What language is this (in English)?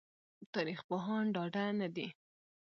Pashto